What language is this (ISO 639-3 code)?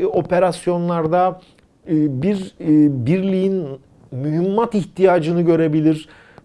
tur